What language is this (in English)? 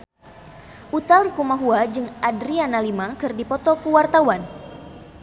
Sundanese